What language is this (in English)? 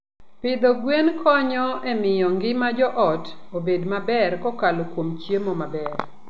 Luo (Kenya and Tanzania)